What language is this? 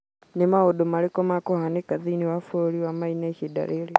Kikuyu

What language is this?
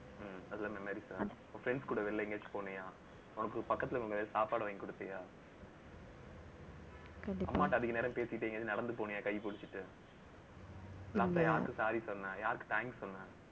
Tamil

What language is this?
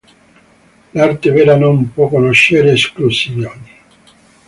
Italian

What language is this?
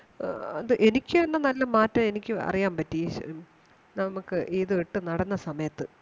Malayalam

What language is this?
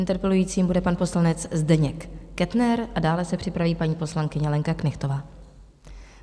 Czech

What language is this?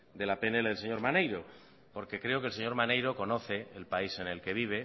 Spanish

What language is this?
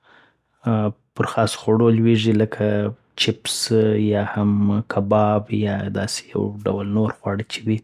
Southern Pashto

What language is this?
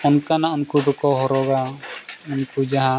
Santali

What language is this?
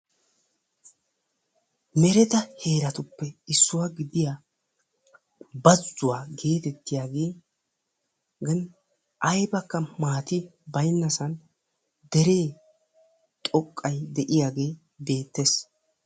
Wolaytta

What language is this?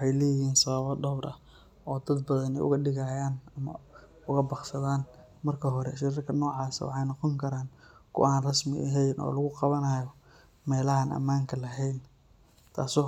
Somali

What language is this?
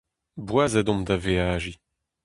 Breton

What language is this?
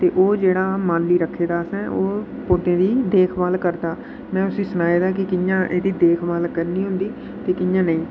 Dogri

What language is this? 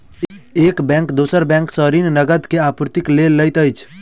Maithili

